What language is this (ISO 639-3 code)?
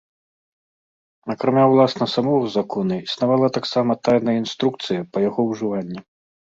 bel